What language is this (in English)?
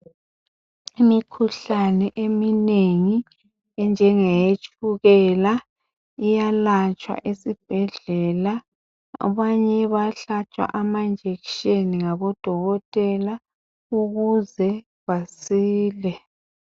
North Ndebele